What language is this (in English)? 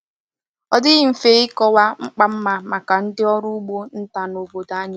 Igbo